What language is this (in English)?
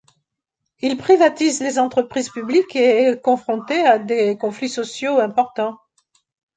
French